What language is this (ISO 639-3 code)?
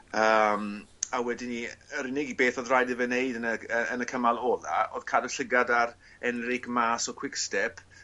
cym